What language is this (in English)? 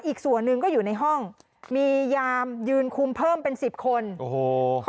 Thai